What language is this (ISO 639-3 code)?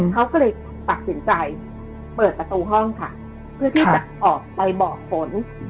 tha